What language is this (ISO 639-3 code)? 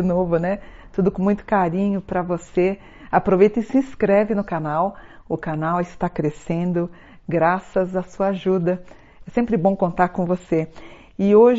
por